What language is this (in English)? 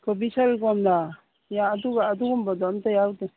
Manipuri